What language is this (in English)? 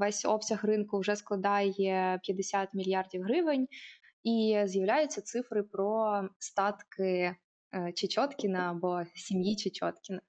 Ukrainian